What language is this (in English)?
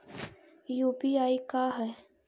Magahi